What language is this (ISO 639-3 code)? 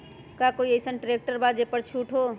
mag